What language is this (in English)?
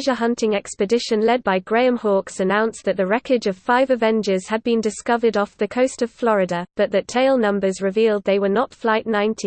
English